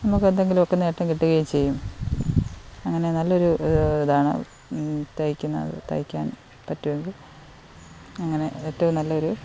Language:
Malayalam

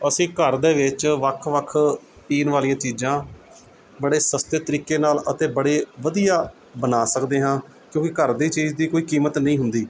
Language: Punjabi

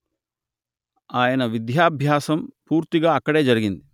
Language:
Telugu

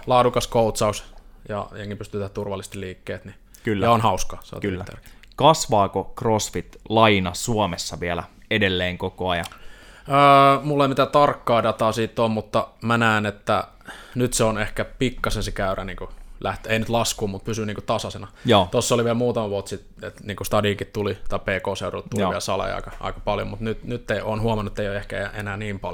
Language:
Finnish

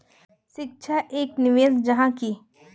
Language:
Magahi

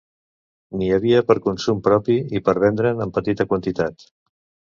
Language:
Catalan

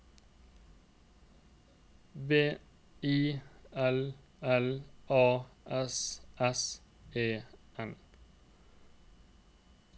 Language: Norwegian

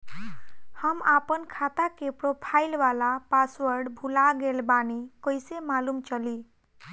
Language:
Bhojpuri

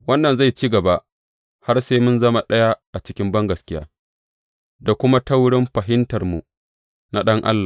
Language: Hausa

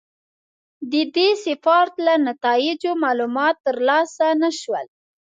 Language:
Pashto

